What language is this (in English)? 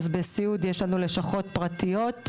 Hebrew